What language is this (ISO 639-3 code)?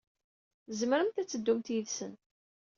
kab